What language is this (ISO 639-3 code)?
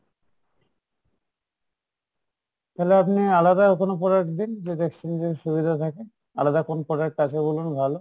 ben